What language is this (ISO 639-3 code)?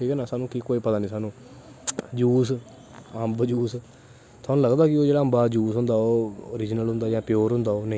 doi